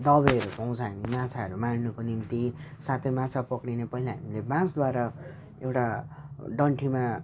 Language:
Nepali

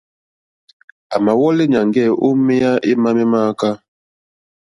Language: Mokpwe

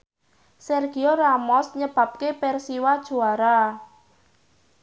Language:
Javanese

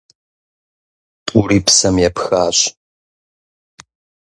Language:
Kabardian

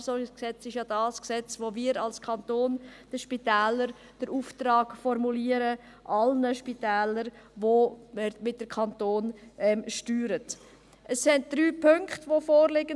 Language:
Swiss German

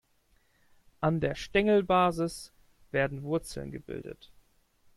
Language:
German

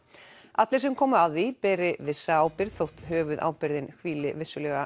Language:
Icelandic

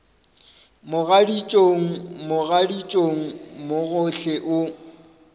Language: Northern Sotho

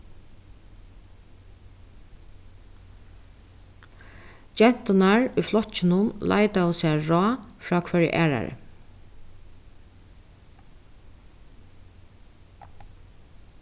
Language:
Faroese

